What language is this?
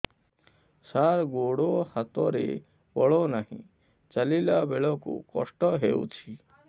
Odia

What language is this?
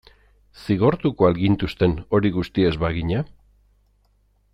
Basque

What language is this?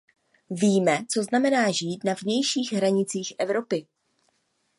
Czech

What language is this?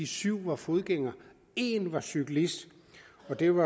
Danish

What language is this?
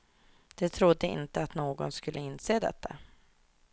Swedish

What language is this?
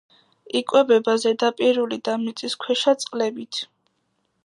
Georgian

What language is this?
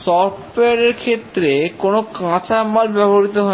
Bangla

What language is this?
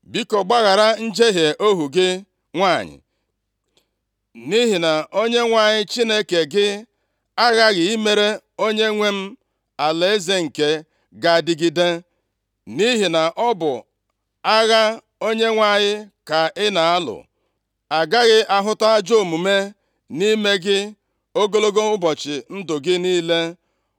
Igbo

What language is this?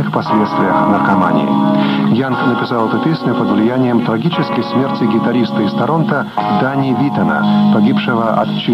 Russian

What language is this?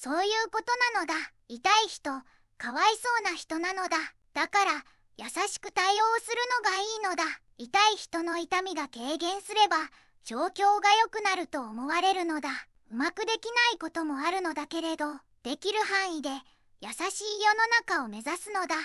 Japanese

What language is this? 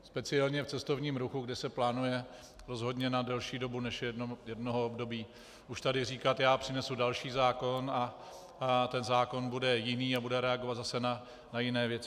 Czech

